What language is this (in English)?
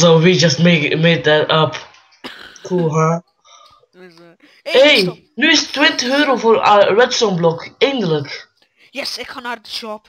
Dutch